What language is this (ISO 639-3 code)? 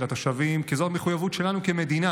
heb